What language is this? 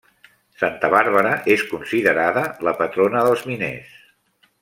Catalan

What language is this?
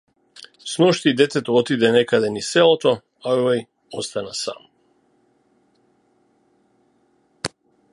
Macedonian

